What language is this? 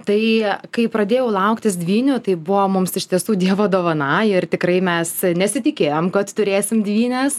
Lithuanian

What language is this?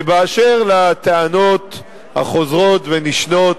Hebrew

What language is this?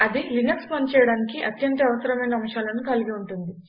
Telugu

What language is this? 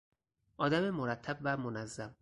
Persian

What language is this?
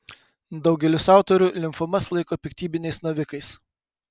Lithuanian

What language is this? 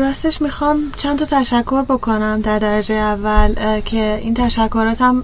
Persian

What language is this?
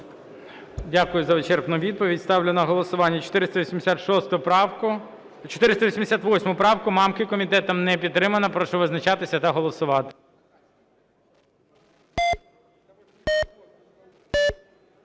Ukrainian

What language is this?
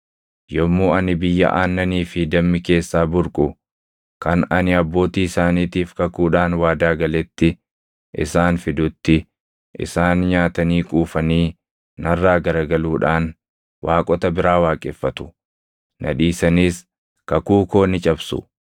Oromo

